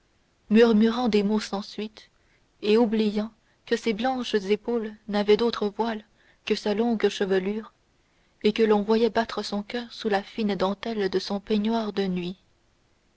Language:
French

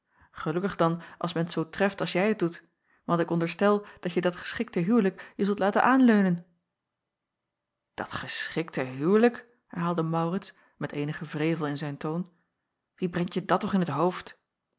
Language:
Dutch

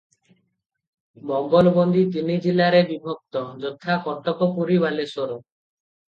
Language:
Odia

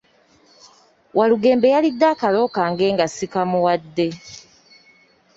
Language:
Ganda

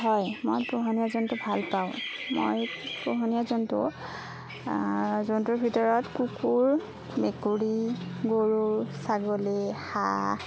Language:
Assamese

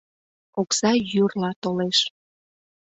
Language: Mari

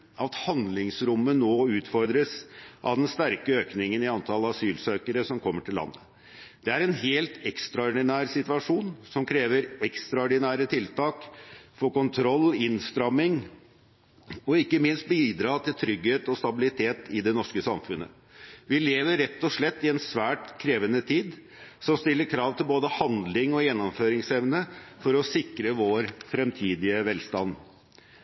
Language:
Norwegian Bokmål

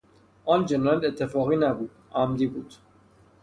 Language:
Persian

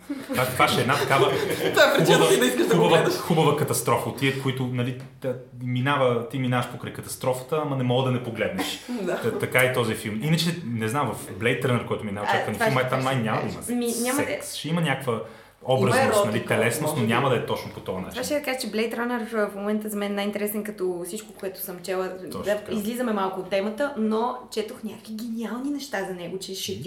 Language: Bulgarian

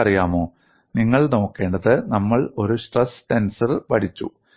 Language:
Malayalam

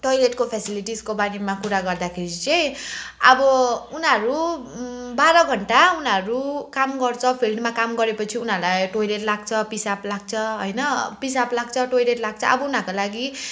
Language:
Nepali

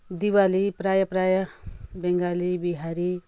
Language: Nepali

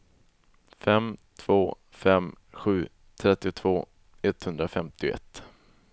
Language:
Swedish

